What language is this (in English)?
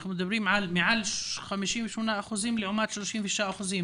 Hebrew